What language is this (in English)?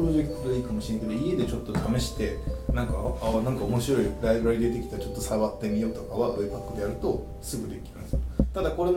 Japanese